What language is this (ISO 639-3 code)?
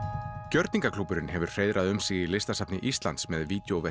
isl